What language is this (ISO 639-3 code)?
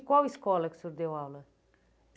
por